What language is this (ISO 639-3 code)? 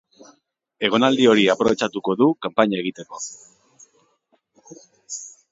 eus